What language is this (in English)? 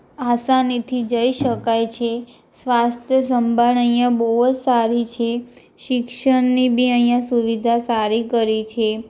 Gujarati